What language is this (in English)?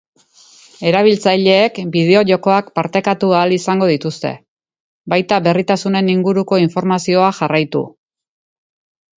Basque